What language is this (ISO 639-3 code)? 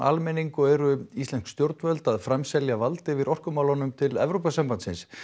isl